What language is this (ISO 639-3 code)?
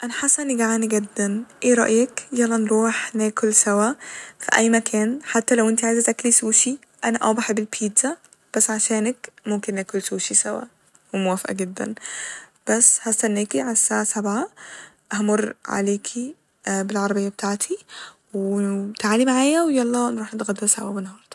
arz